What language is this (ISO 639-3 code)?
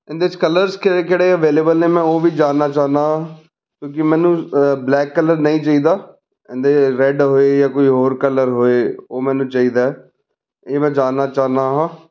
pan